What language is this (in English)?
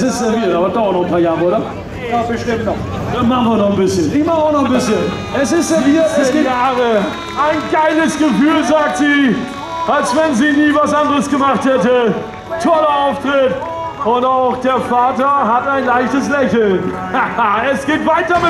German